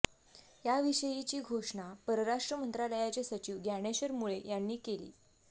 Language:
Marathi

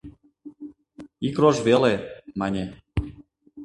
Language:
Mari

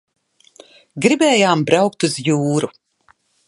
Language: Latvian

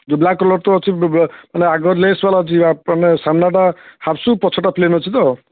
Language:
Odia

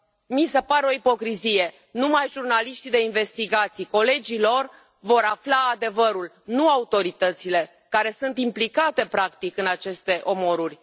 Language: Romanian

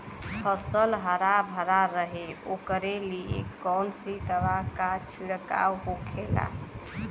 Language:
Bhojpuri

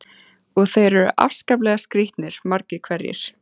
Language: Icelandic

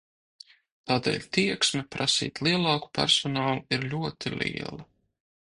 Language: Latvian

